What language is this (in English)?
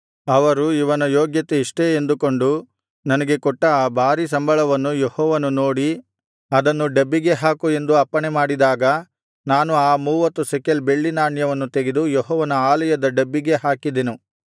Kannada